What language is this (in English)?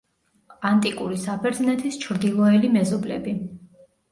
Georgian